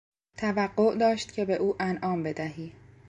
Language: Persian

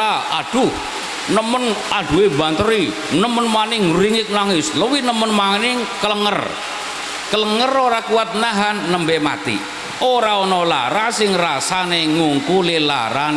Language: Indonesian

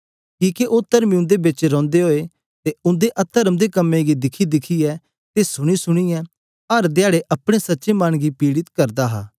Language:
Dogri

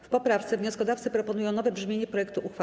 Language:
Polish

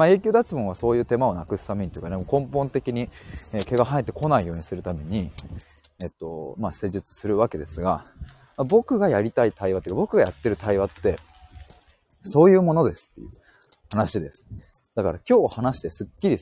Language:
Japanese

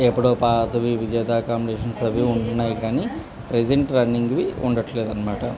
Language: Telugu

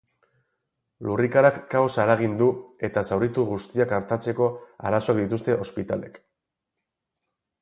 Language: Basque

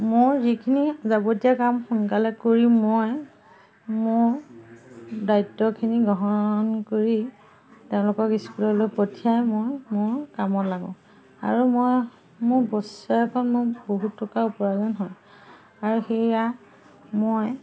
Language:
Assamese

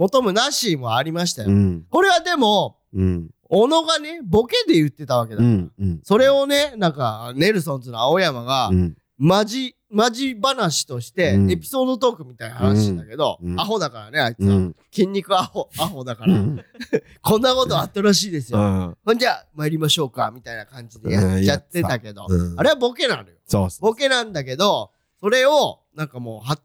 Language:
Japanese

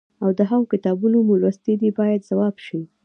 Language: Pashto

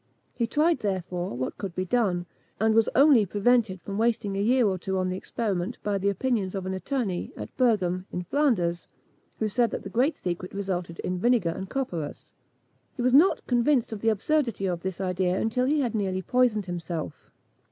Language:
English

